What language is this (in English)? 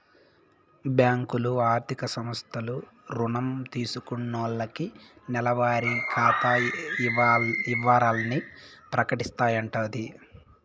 Telugu